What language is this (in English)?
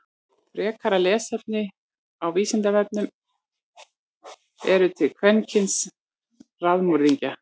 Icelandic